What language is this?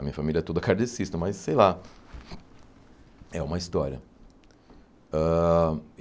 Portuguese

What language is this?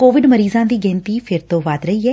Punjabi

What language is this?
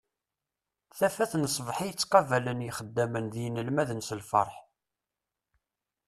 Kabyle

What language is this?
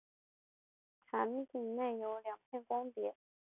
Chinese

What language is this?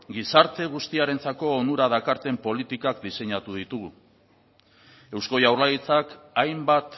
Basque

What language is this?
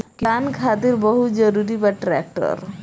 Bhojpuri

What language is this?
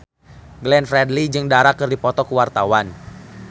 Sundanese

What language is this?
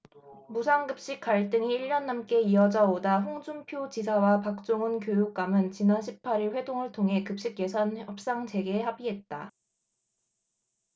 Korean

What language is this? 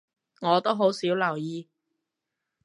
Cantonese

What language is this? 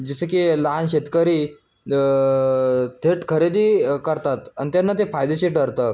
Marathi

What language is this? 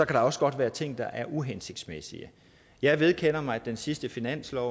Danish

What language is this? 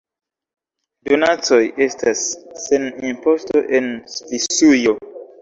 Esperanto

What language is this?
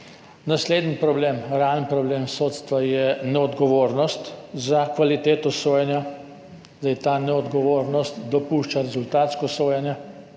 Slovenian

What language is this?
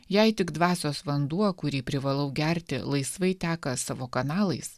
Lithuanian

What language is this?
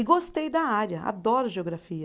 Portuguese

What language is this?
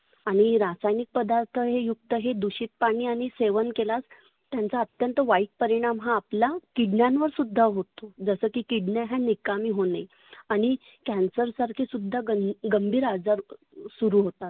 Marathi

